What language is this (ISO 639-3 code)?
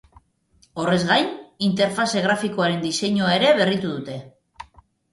eus